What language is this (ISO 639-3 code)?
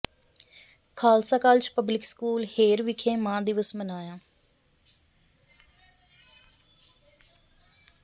pan